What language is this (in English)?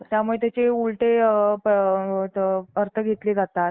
Marathi